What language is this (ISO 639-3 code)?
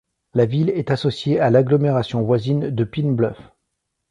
fra